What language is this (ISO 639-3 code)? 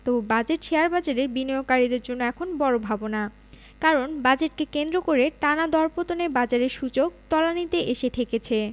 ben